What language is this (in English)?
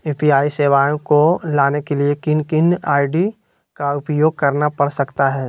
Magahi